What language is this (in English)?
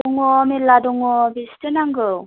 Bodo